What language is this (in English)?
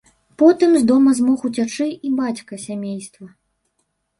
Belarusian